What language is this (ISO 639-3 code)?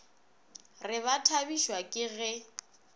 nso